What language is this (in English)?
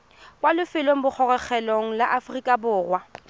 Tswana